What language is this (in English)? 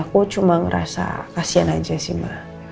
Indonesian